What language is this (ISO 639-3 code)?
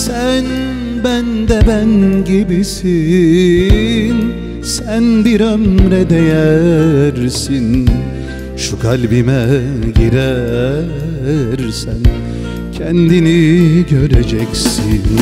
tur